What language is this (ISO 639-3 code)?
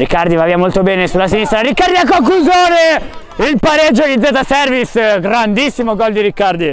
ita